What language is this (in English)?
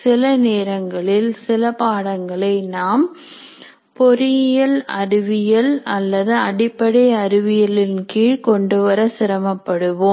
Tamil